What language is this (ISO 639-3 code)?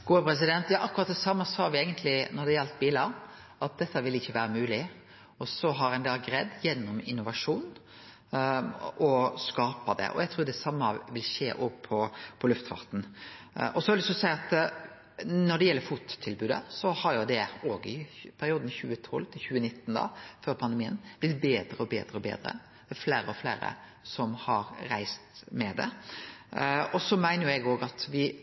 nor